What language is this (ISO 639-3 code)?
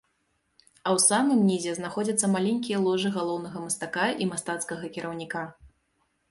bel